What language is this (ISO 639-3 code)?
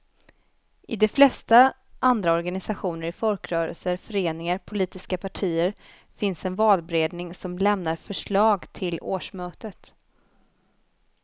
swe